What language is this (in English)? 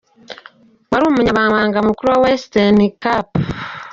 Kinyarwanda